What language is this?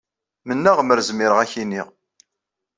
Kabyle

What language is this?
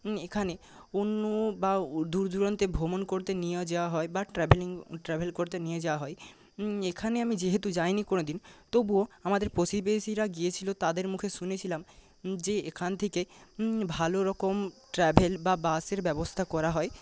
Bangla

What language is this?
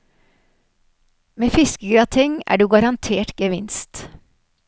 Norwegian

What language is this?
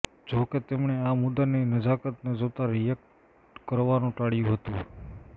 Gujarati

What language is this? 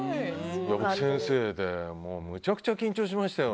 Japanese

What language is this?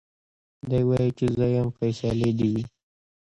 Pashto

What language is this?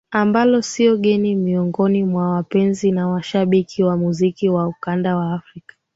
Swahili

